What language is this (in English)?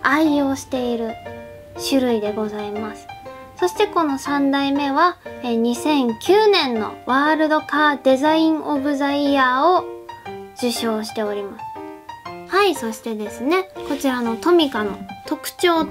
Japanese